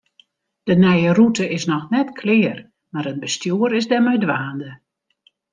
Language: Western Frisian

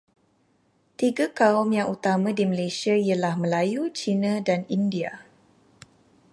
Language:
Malay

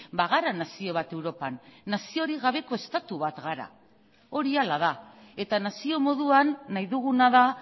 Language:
Basque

